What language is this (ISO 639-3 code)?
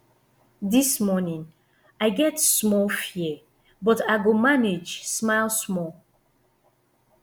pcm